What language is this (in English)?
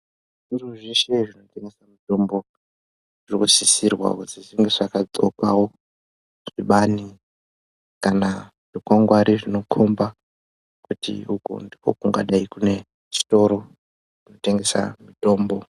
Ndau